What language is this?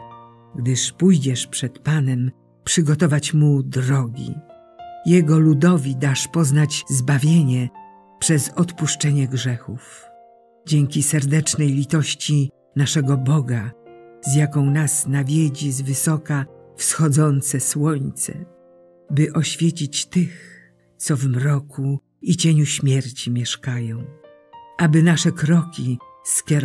Polish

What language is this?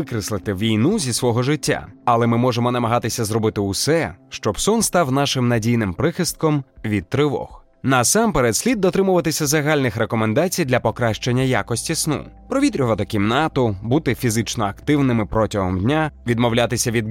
Ukrainian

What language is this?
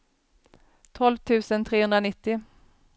Swedish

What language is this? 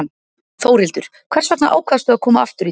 Icelandic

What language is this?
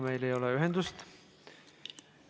Estonian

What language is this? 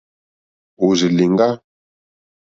Mokpwe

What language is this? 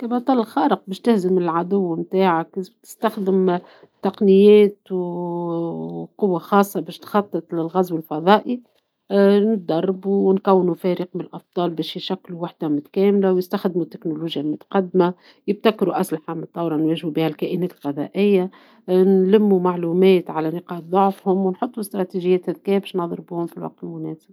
Tunisian Arabic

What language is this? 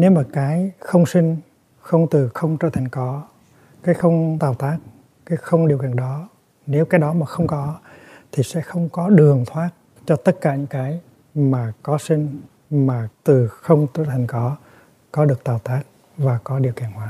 Vietnamese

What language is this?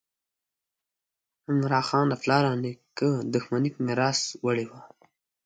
Pashto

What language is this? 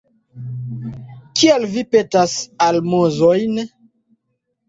Esperanto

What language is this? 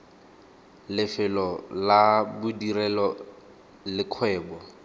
Tswana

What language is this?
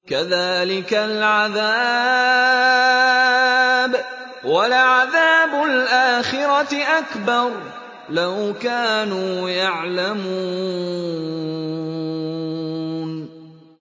Arabic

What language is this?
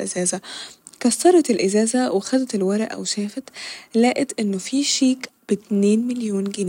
Egyptian Arabic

